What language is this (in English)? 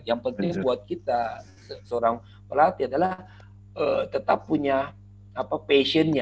Indonesian